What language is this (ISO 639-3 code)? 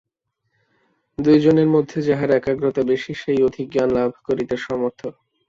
ben